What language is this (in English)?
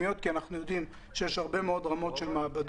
Hebrew